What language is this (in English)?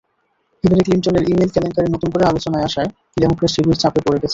Bangla